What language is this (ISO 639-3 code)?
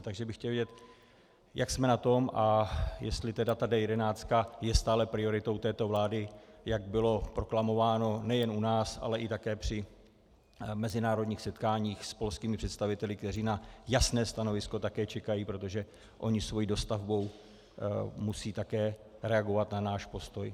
ces